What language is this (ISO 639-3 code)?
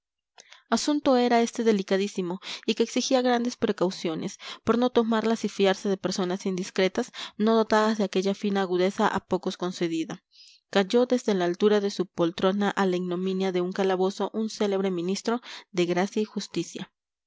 spa